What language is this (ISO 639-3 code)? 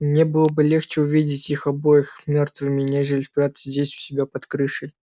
rus